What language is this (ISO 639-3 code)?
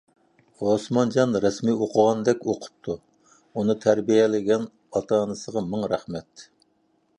uig